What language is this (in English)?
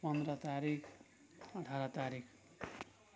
Nepali